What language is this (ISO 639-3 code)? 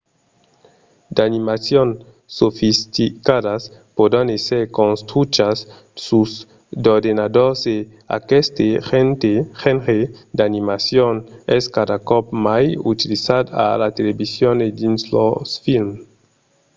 oci